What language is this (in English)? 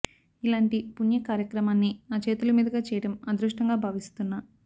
Telugu